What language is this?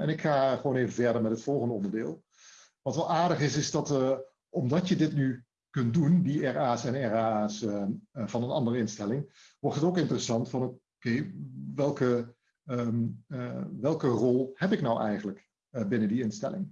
Dutch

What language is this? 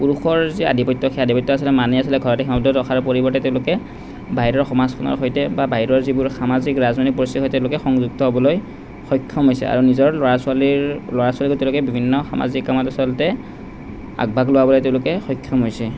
Assamese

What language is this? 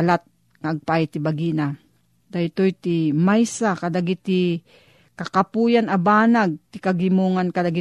Filipino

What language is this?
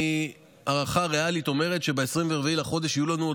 Hebrew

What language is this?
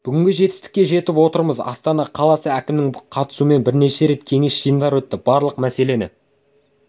Kazakh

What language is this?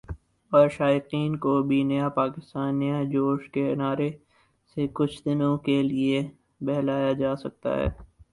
Urdu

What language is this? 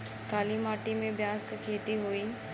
Bhojpuri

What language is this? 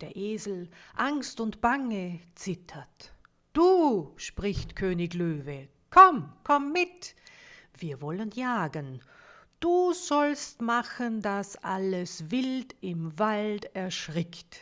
German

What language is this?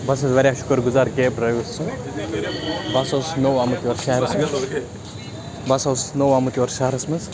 Kashmiri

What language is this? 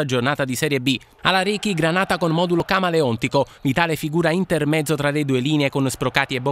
Italian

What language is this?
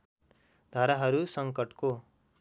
Nepali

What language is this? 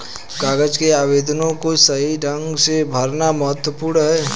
Hindi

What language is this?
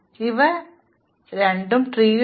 Malayalam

